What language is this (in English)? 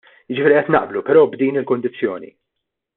Maltese